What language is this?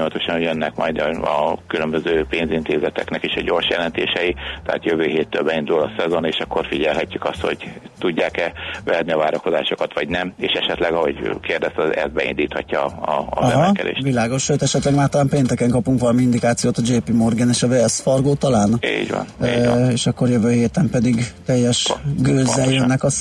Hungarian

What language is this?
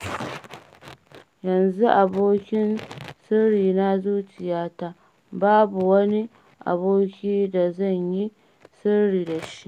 Hausa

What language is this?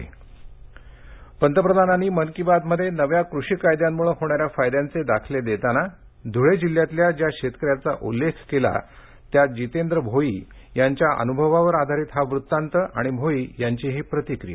Marathi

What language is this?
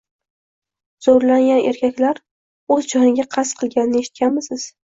Uzbek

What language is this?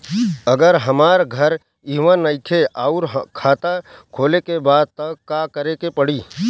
Bhojpuri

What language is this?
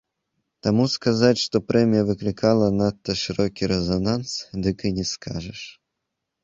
Belarusian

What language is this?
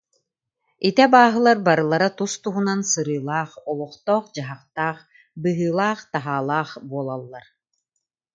Yakut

